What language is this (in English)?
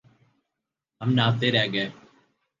Urdu